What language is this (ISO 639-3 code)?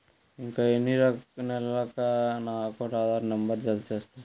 tel